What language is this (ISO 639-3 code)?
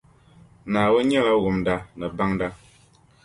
dag